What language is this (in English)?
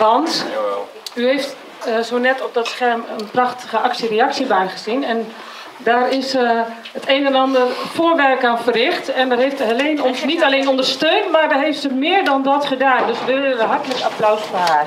Dutch